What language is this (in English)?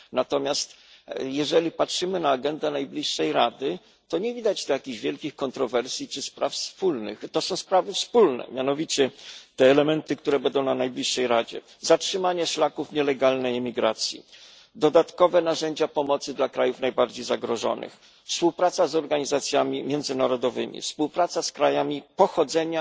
Polish